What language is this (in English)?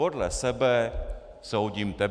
Czech